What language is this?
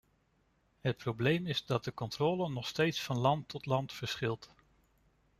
Dutch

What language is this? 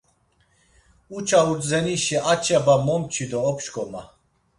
Laz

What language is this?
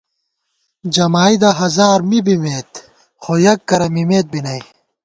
Gawar-Bati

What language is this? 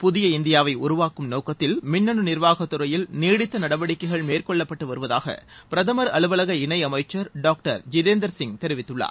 Tamil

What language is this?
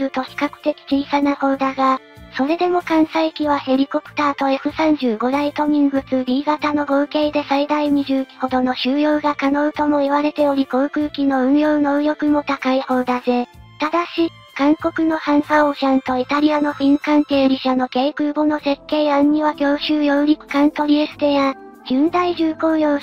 Japanese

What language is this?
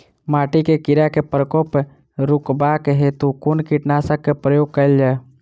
Maithili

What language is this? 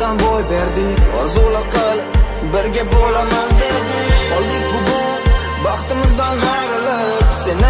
Romanian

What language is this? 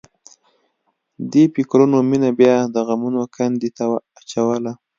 Pashto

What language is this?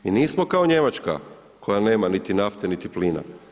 Croatian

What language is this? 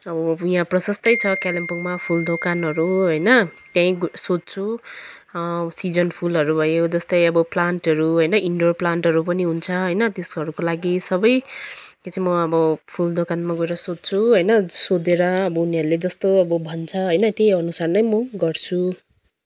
Nepali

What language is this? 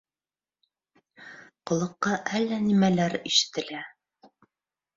Bashkir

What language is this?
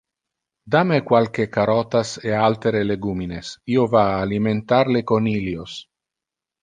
Interlingua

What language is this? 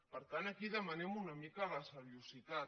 Catalan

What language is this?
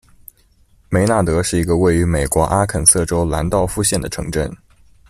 Chinese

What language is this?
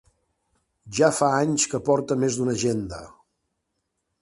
Catalan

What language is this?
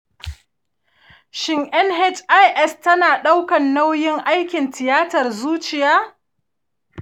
Hausa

